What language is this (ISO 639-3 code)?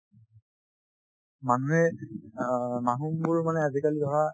asm